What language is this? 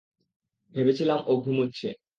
Bangla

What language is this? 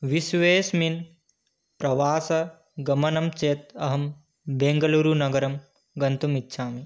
Sanskrit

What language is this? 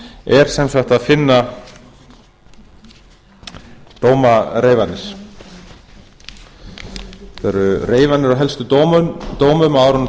Icelandic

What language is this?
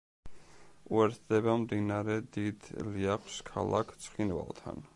Georgian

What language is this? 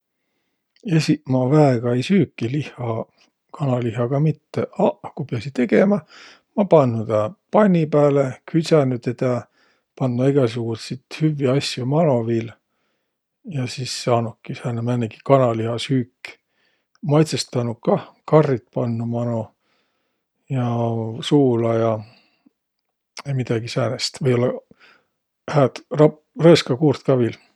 Võro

